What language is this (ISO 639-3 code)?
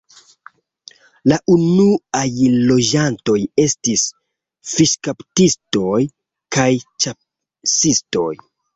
epo